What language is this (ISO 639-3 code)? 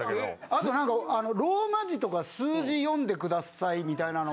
jpn